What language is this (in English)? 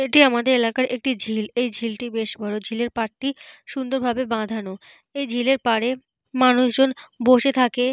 Bangla